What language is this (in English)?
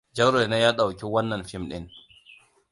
Hausa